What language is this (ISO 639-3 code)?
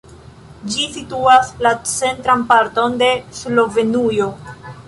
epo